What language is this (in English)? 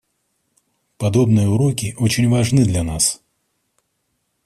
Russian